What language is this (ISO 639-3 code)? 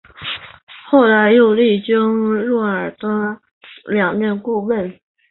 zho